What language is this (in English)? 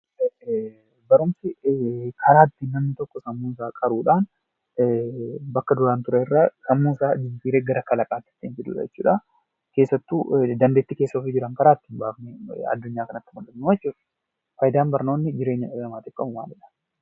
Oromo